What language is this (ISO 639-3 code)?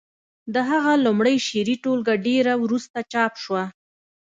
pus